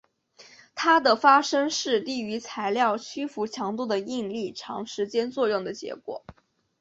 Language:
Chinese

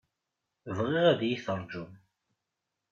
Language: Kabyle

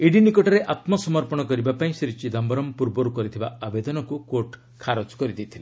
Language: Odia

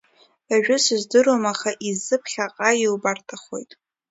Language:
Abkhazian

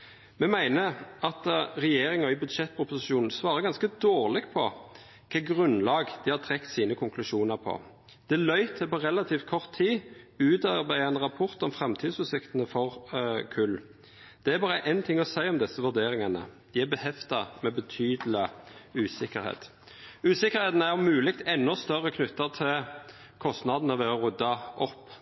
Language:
Norwegian Nynorsk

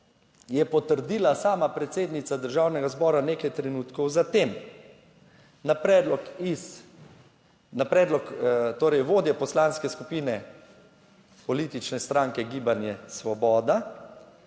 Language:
Slovenian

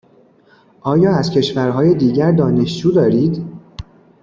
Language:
Persian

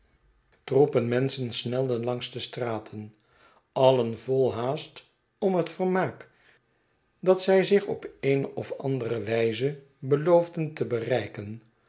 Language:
Dutch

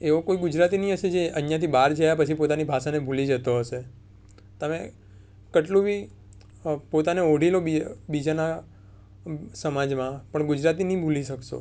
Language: Gujarati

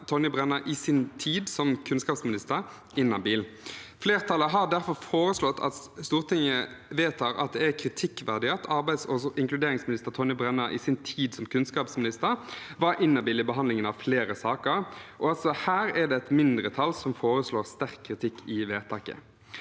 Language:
Norwegian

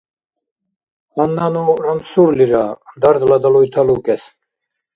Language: Dargwa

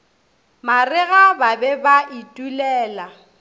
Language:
Northern Sotho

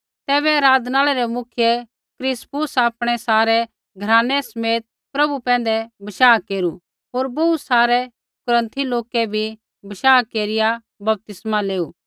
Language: Kullu Pahari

